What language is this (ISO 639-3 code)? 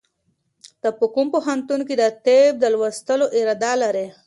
pus